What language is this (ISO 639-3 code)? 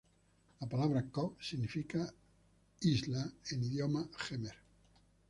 spa